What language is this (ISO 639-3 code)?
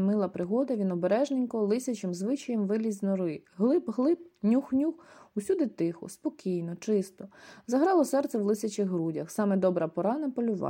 ukr